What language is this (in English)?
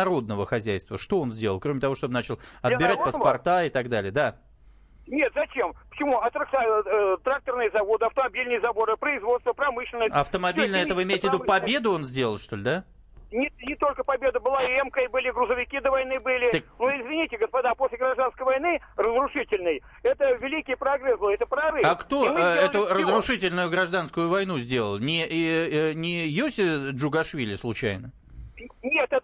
Russian